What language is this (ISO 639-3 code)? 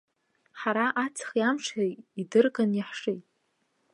abk